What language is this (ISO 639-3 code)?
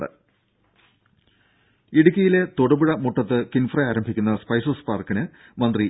mal